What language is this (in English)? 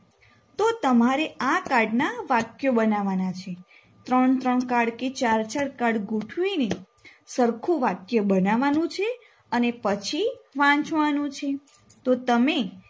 Gujarati